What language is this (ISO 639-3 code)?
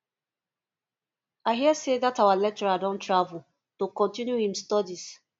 pcm